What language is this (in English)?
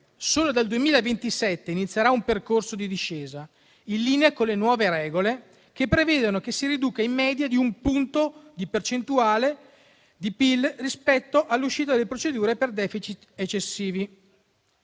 Italian